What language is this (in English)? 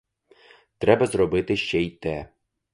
Ukrainian